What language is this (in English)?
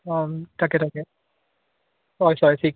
Assamese